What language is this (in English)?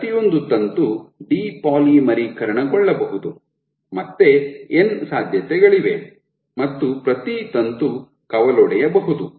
Kannada